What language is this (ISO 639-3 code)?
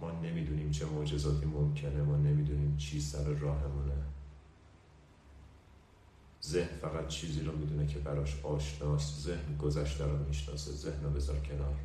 fas